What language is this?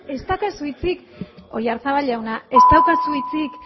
Basque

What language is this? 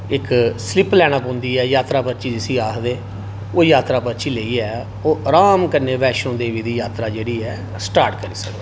Dogri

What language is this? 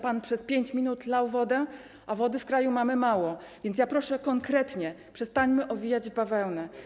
Polish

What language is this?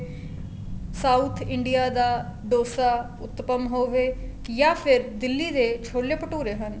Punjabi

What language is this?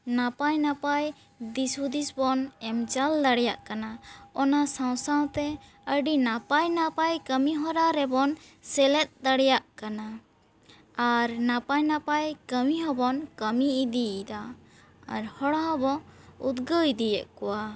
Santali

